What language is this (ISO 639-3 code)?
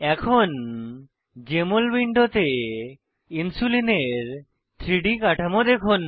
ben